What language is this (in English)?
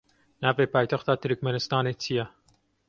Kurdish